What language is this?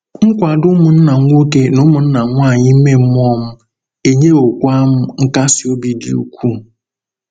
Igbo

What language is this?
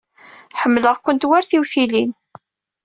Kabyle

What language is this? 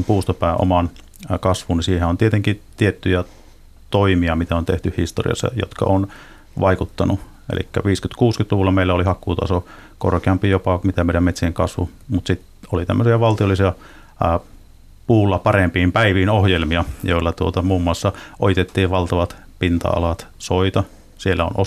Finnish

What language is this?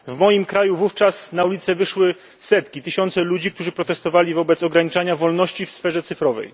Polish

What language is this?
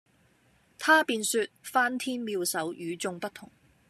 Cantonese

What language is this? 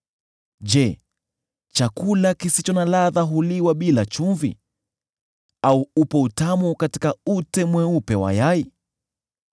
Swahili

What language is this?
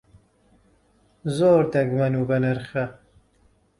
Central Kurdish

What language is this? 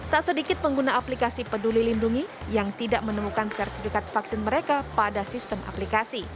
Indonesian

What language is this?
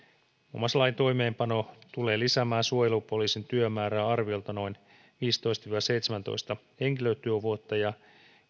Finnish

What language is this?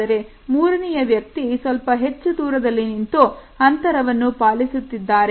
Kannada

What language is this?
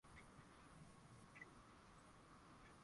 Swahili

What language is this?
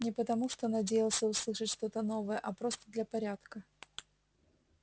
Russian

